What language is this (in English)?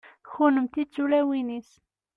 Kabyle